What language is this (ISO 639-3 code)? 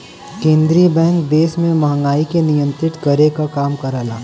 bho